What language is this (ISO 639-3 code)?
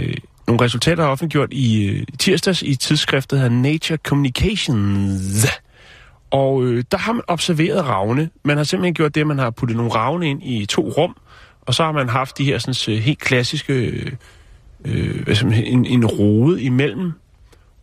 dan